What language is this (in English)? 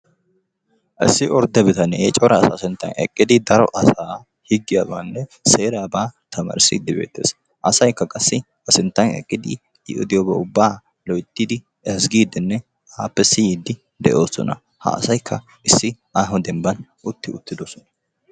Wolaytta